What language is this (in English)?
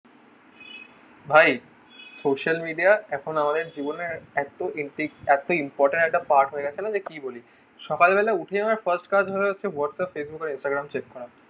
Bangla